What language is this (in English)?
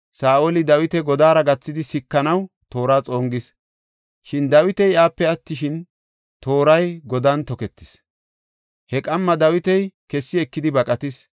Gofa